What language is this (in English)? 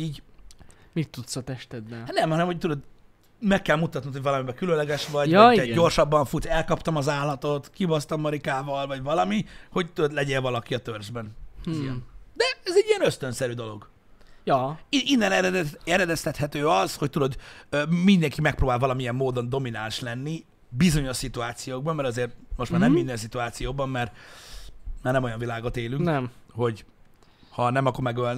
Hungarian